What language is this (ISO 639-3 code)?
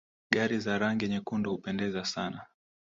swa